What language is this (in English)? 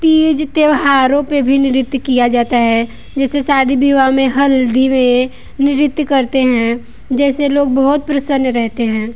Hindi